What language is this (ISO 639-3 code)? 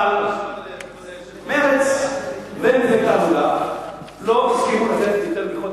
heb